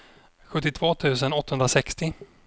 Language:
Swedish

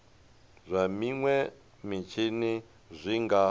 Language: Venda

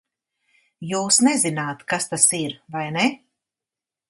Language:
Latvian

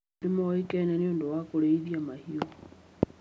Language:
Kikuyu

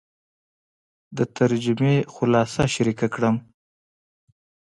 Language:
Pashto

